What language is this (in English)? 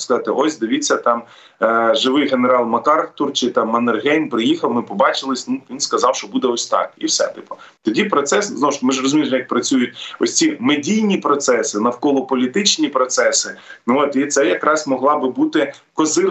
Ukrainian